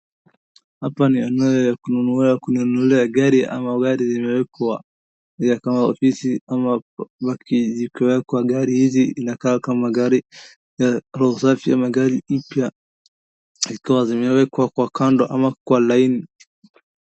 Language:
Swahili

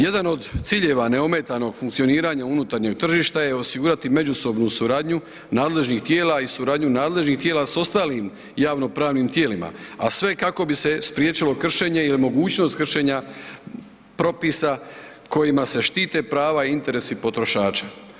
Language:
Croatian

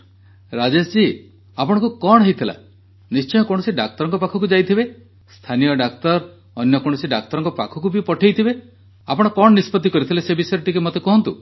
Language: Odia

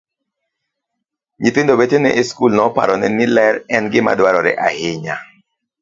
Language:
Luo (Kenya and Tanzania)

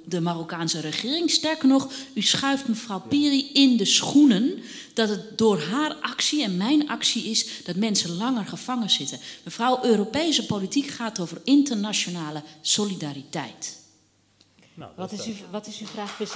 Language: Dutch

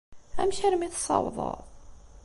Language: Kabyle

